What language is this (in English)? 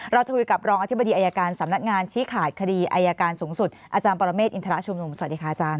Thai